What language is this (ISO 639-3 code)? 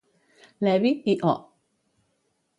cat